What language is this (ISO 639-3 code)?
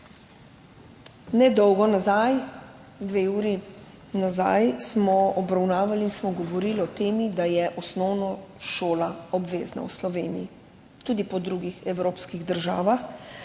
slv